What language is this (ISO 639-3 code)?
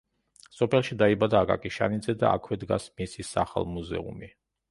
kat